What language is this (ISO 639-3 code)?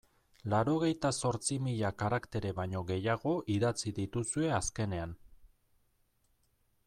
eus